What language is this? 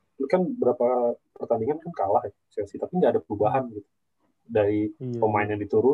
Indonesian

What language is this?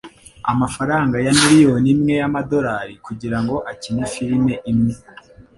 Kinyarwanda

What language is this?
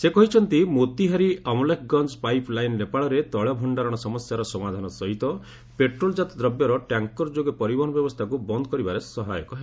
Odia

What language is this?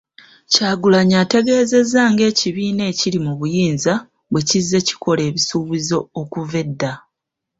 Ganda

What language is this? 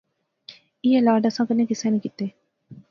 Pahari-Potwari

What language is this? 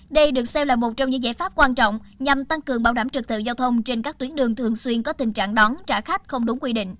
Vietnamese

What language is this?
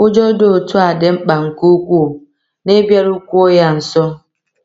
Igbo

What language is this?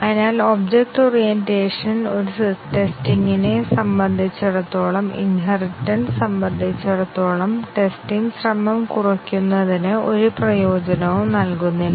Malayalam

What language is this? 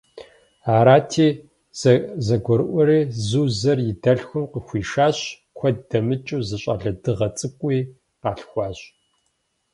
Kabardian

